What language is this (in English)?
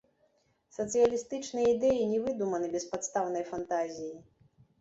Belarusian